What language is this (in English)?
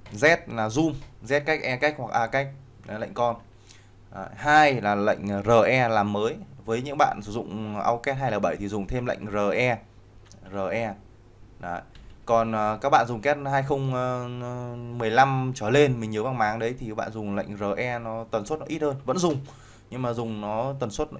Vietnamese